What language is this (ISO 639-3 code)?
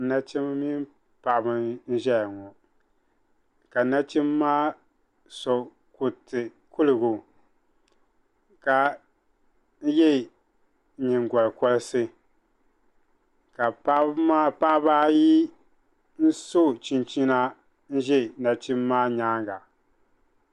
dag